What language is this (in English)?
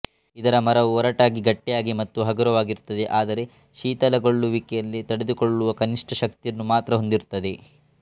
Kannada